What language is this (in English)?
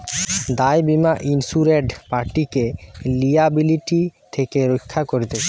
Bangla